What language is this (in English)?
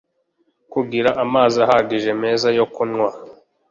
Kinyarwanda